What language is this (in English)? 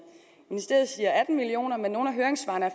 Danish